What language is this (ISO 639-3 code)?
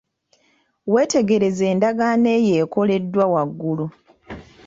lug